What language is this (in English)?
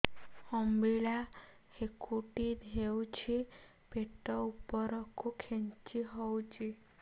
Odia